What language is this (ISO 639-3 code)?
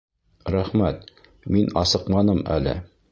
bak